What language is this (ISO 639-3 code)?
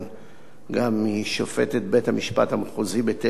heb